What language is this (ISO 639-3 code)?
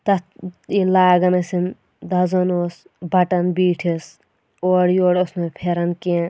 kas